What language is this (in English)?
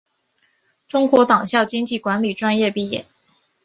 Chinese